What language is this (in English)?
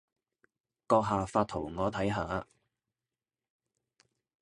Cantonese